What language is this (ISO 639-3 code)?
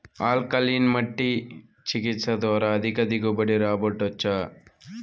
tel